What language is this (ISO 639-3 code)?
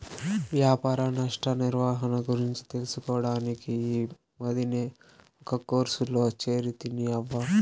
tel